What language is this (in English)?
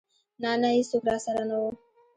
Pashto